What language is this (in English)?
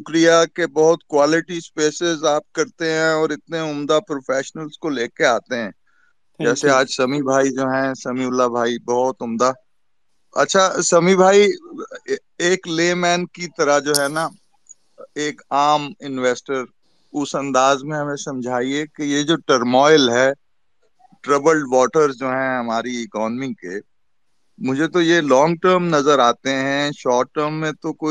Urdu